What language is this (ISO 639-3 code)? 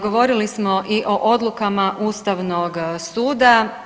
hrv